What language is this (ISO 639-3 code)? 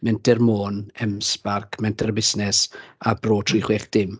cym